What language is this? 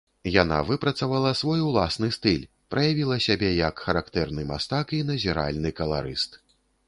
Belarusian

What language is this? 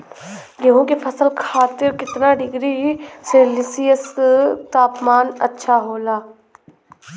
Bhojpuri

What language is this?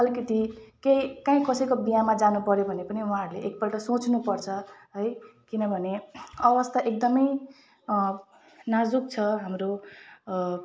Nepali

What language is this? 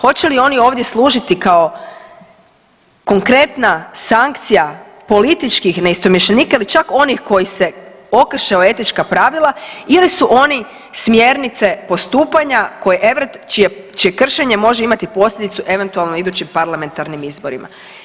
Croatian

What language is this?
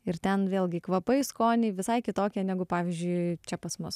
Lithuanian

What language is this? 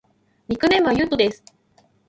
Japanese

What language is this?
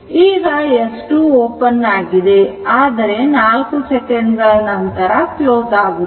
Kannada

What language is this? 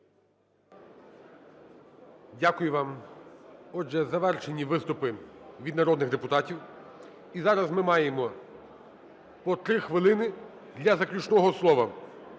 Ukrainian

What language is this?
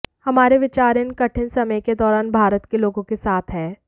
Hindi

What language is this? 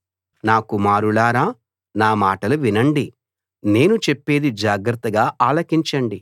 Telugu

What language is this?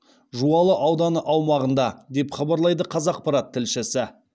Kazakh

